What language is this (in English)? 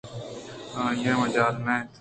Eastern Balochi